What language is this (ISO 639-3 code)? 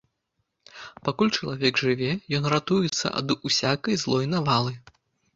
bel